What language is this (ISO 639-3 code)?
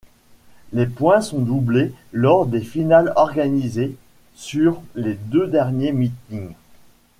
fra